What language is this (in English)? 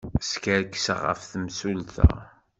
Kabyle